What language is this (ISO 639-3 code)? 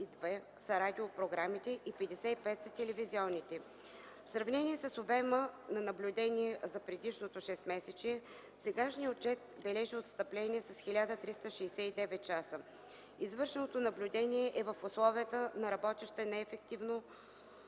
bul